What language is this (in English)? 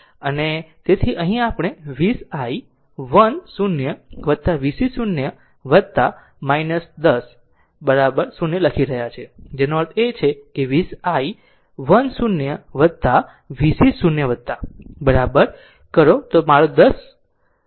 Gujarati